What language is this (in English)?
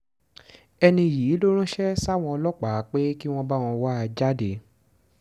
Yoruba